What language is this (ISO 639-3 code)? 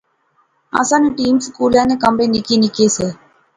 phr